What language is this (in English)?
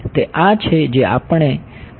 Gujarati